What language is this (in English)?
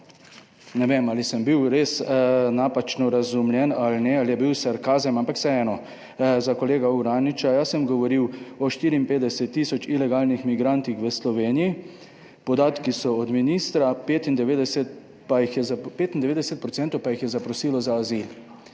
Slovenian